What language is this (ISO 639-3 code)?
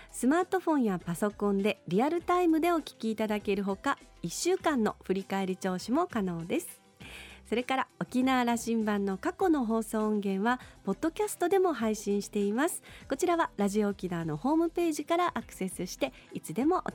jpn